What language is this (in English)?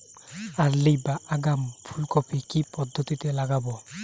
Bangla